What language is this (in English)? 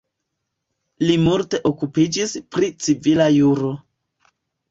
Esperanto